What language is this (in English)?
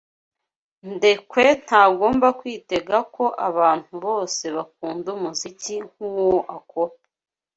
Kinyarwanda